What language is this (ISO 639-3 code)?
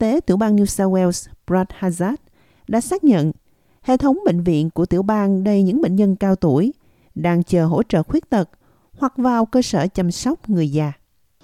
vie